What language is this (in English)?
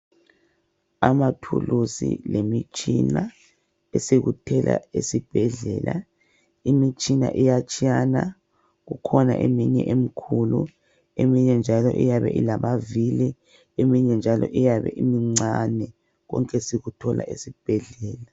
North Ndebele